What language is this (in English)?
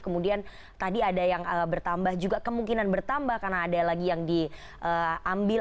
Indonesian